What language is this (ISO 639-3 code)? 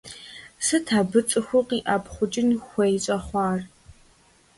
kbd